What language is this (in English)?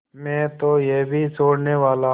Hindi